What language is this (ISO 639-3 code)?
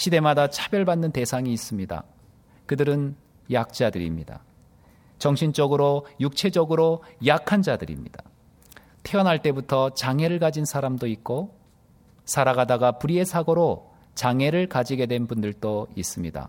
kor